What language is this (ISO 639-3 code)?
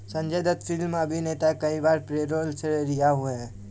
hin